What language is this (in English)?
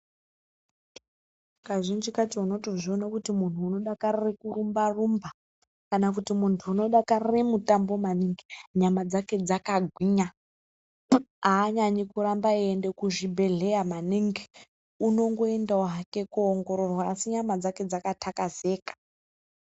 Ndau